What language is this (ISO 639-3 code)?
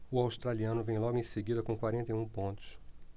por